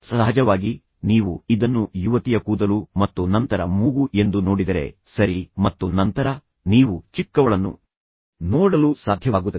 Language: Kannada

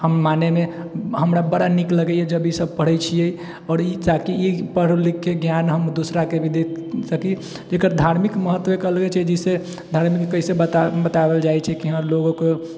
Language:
Maithili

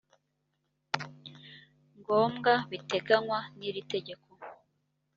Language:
Kinyarwanda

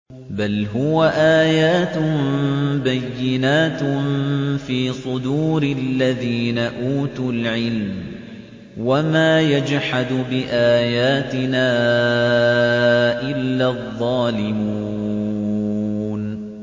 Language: Arabic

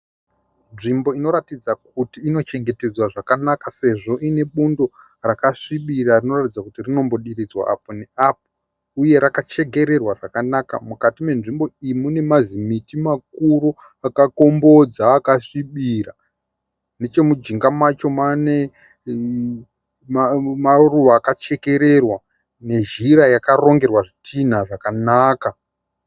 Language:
Shona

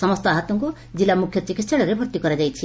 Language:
Odia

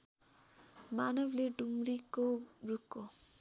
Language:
Nepali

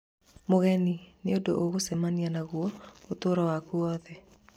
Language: Kikuyu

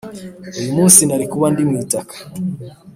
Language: Kinyarwanda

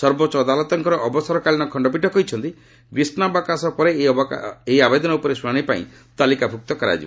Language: Odia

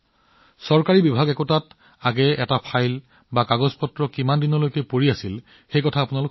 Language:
Assamese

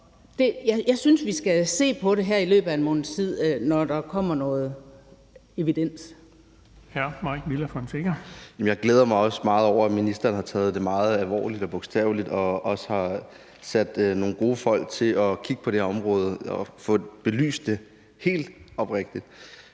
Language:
Danish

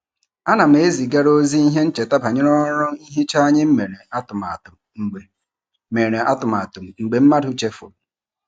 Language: Igbo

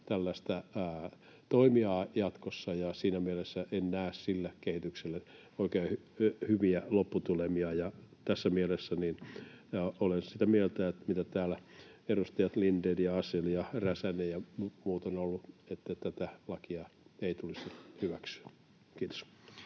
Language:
Finnish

